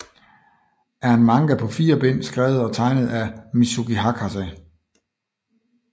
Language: Danish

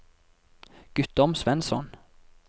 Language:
Norwegian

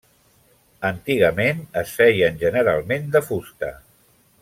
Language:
Catalan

